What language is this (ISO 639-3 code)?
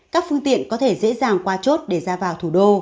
vie